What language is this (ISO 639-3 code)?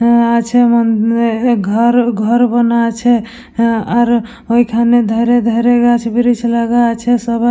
ben